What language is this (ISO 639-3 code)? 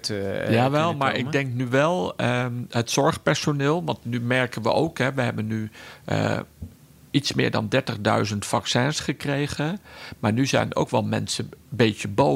nld